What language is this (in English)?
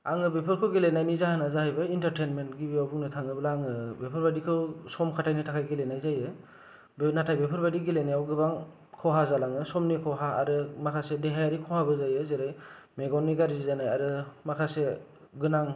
Bodo